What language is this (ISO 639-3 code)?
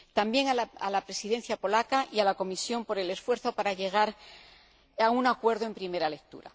spa